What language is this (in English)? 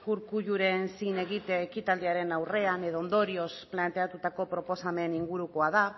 Basque